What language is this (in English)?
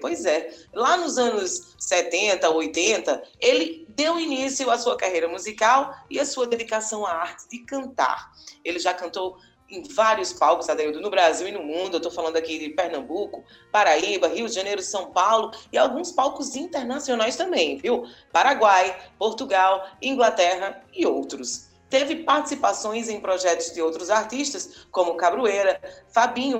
Portuguese